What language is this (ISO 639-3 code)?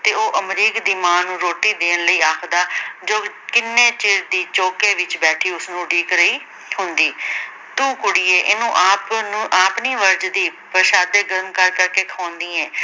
pan